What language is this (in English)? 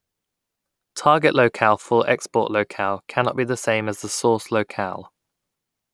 English